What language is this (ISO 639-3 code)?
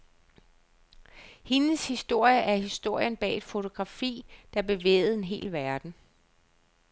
dan